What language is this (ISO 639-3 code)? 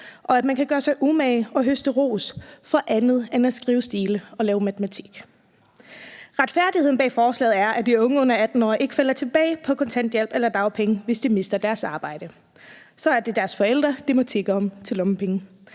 dan